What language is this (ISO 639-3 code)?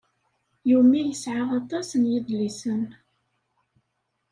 kab